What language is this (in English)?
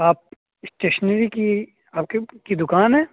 Urdu